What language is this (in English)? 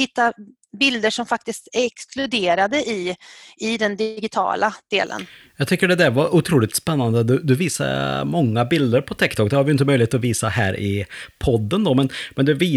Swedish